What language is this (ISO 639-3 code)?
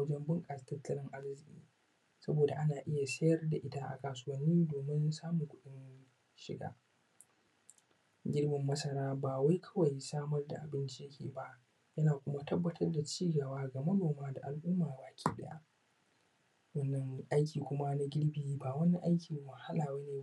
hau